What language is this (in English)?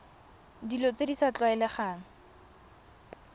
Tswana